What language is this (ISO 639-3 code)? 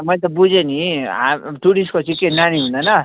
nep